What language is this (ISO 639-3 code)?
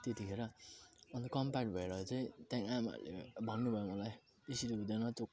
nep